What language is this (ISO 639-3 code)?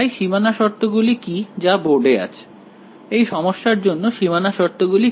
ben